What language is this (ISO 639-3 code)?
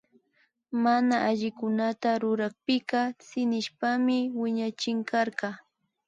qvi